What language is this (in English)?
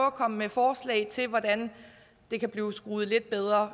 Danish